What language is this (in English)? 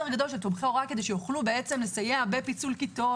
Hebrew